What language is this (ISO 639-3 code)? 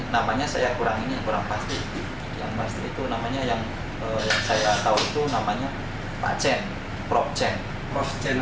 ind